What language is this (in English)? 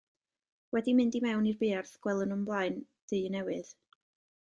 Welsh